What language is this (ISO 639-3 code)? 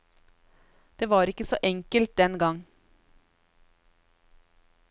nor